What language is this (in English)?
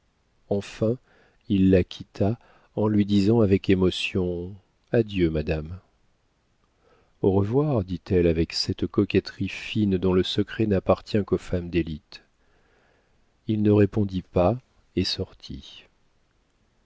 French